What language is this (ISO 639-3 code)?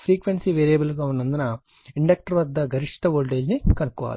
tel